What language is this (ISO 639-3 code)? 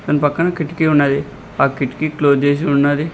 tel